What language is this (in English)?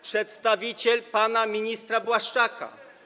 Polish